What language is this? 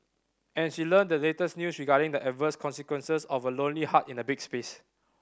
English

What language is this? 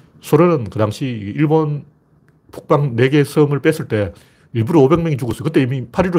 Korean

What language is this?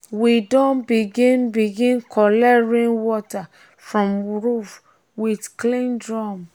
Nigerian Pidgin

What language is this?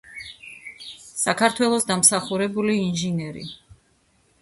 Georgian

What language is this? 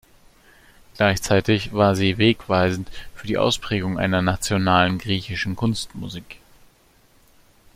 German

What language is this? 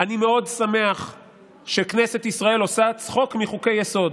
Hebrew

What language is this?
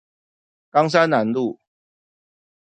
Chinese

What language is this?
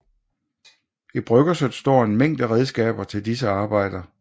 Danish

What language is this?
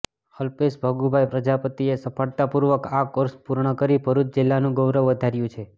Gujarati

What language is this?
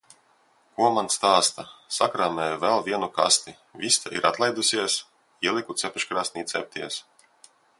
Latvian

